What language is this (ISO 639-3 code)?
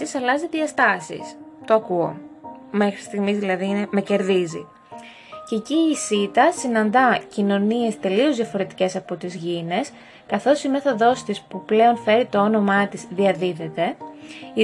ell